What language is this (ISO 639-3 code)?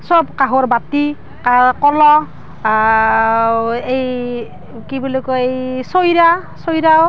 asm